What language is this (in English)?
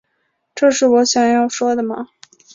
Chinese